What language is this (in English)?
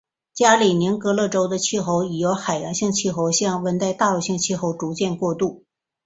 Chinese